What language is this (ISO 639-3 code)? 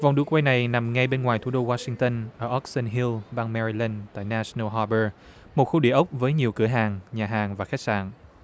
vie